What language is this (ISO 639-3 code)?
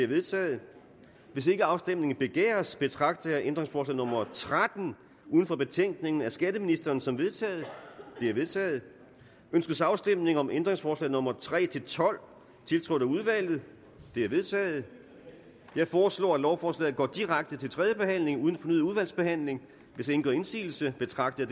dan